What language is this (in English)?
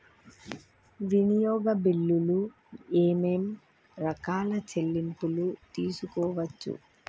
Telugu